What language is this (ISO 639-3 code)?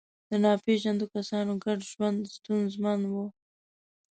pus